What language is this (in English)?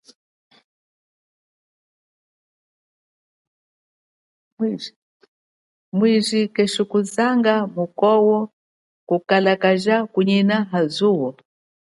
Chokwe